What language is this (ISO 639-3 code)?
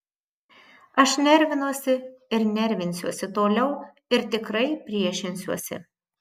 lit